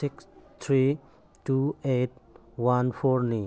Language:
Manipuri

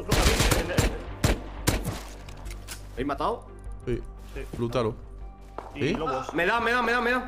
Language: Spanish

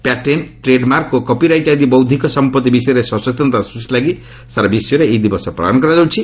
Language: Odia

